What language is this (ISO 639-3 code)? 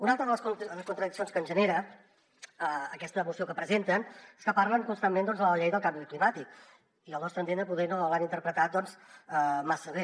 cat